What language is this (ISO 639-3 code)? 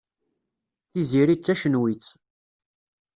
kab